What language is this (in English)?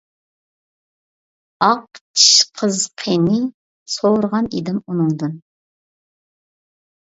Uyghur